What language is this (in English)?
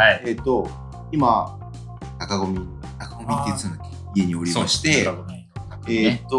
Japanese